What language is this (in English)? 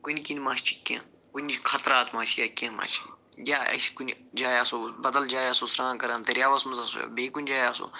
Kashmiri